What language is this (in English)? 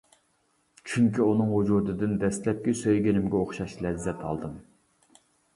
Uyghur